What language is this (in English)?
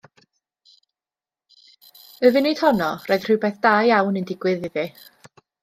Welsh